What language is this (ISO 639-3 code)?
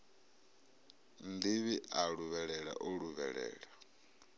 ven